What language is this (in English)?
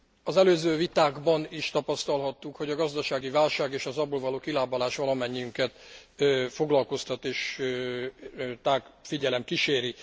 Hungarian